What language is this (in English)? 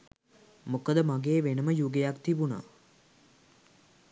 Sinhala